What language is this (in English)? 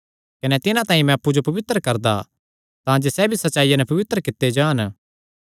Kangri